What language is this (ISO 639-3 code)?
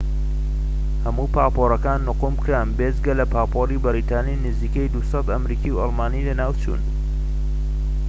ckb